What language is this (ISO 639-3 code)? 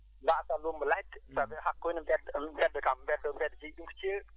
ful